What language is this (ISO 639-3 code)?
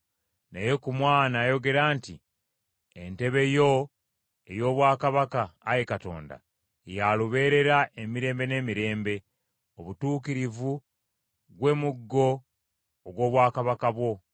lug